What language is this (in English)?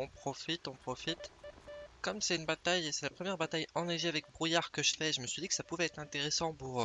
French